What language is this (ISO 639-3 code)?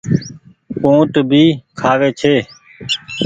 gig